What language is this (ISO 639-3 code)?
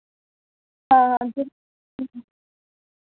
doi